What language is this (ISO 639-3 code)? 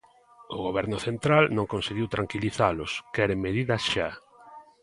glg